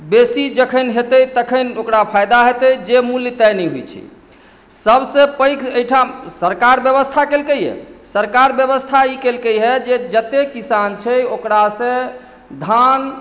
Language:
Maithili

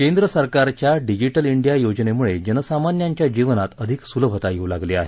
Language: Marathi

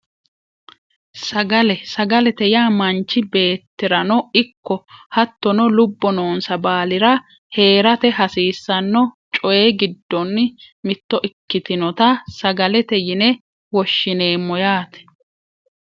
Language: Sidamo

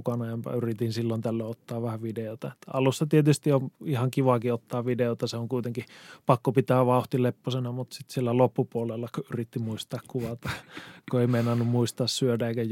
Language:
Finnish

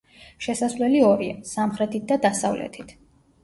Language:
Georgian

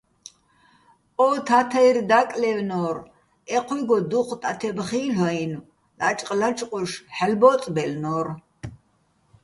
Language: Bats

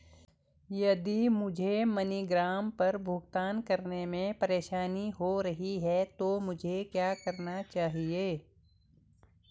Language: Hindi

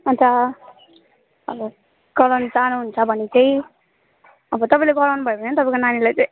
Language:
Nepali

